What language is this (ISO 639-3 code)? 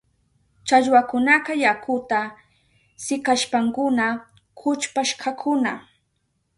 qup